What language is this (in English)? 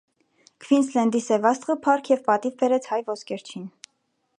Armenian